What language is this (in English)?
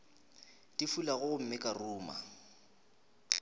Northern Sotho